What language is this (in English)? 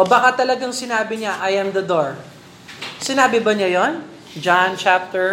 Filipino